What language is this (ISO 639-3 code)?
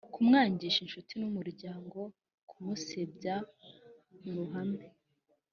kin